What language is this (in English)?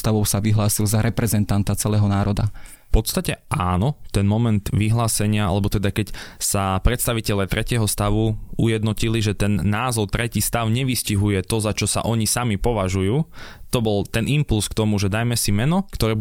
Slovak